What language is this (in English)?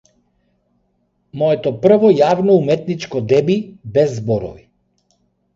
Macedonian